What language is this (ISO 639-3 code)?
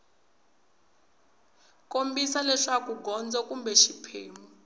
tso